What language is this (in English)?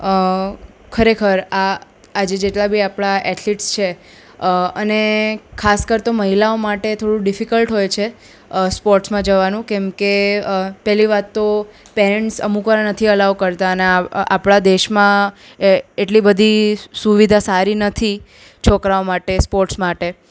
Gujarati